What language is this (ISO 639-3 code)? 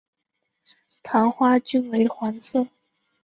zho